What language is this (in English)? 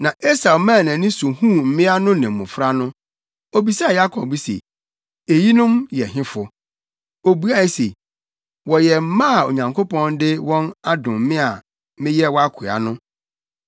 Akan